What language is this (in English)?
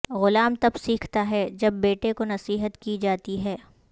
Urdu